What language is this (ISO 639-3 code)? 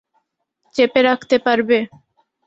ben